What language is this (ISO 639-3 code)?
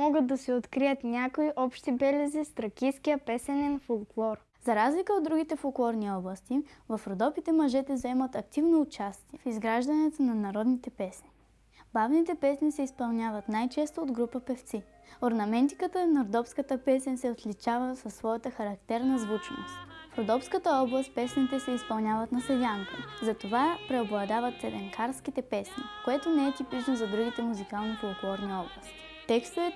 bul